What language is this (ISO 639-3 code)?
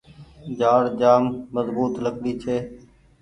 gig